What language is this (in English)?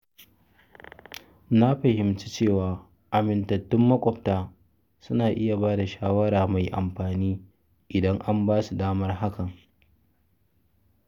Hausa